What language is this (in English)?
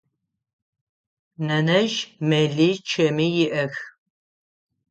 Adyghe